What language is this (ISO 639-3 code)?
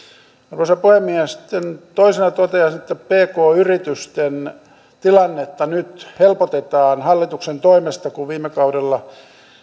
fin